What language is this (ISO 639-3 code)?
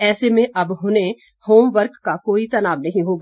hin